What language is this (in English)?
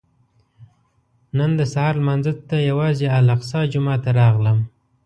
Pashto